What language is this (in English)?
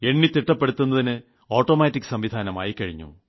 Malayalam